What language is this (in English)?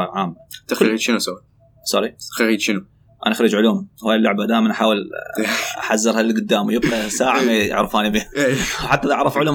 Arabic